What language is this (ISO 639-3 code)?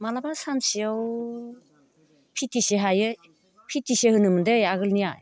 brx